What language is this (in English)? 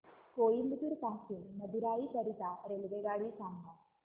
Marathi